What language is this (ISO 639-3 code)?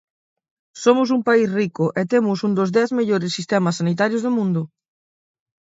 glg